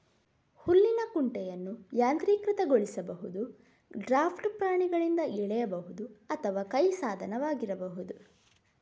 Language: Kannada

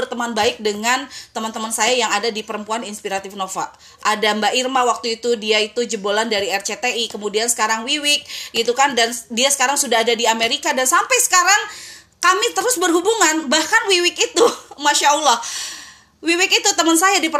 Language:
Indonesian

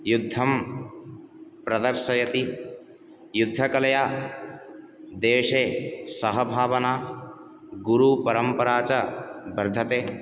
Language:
Sanskrit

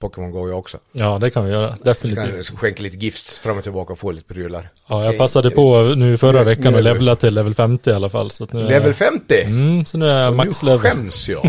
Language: Swedish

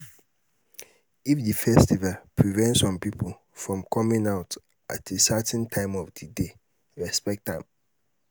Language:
Nigerian Pidgin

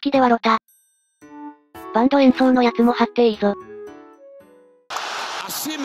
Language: Japanese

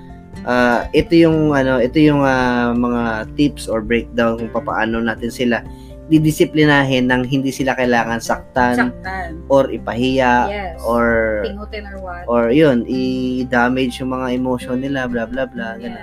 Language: Filipino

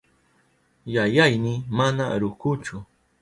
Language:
Southern Pastaza Quechua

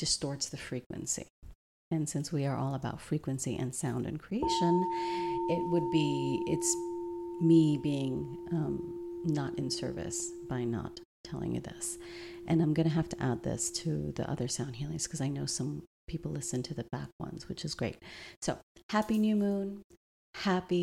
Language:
English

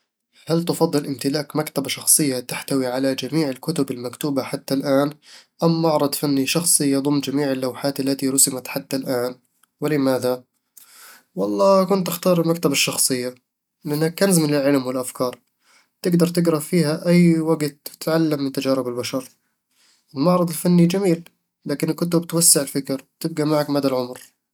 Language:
Eastern Egyptian Bedawi Arabic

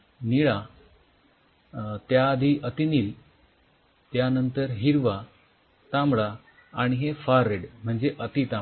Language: Marathi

